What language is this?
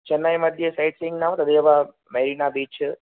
Sanskrit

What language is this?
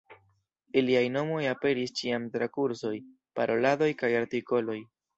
Esperanto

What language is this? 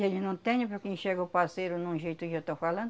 Portuguese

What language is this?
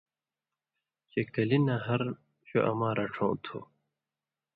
Indus Kohistani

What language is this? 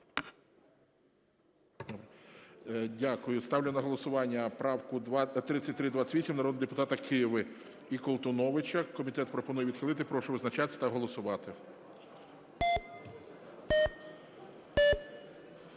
Ukrainian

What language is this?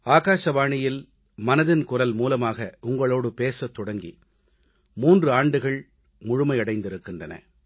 Tamil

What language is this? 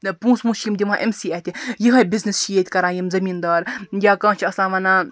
Kashmiri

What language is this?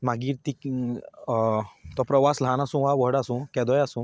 Konkani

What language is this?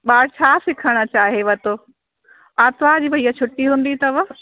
Sindhi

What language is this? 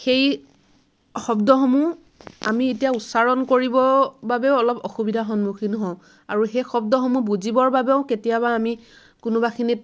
Assamese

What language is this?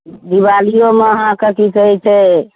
Maithili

